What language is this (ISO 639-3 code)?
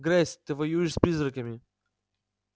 rus